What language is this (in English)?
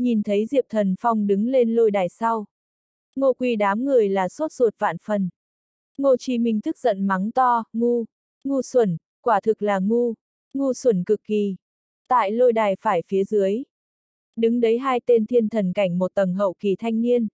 Vietnamese